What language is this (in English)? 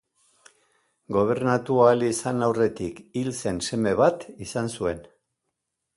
Basque